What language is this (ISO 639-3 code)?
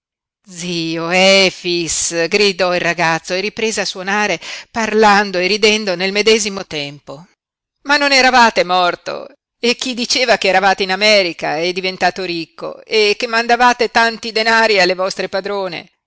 ita